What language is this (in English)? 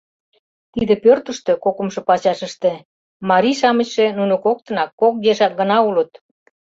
Mari